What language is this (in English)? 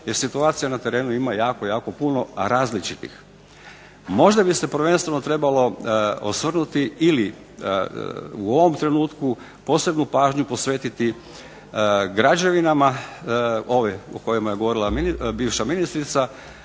Croatian